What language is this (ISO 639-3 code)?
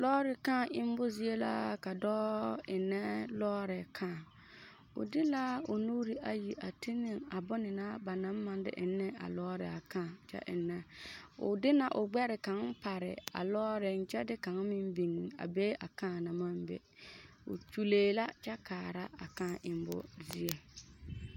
dga